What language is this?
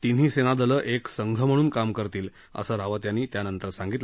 Marathi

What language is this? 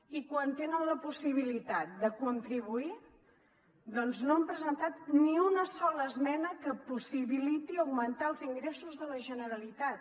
Catalan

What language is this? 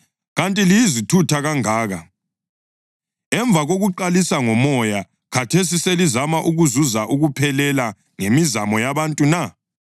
North Ndebele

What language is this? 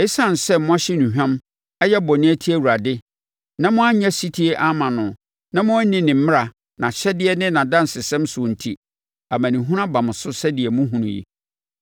Akan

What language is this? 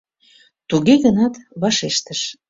Mari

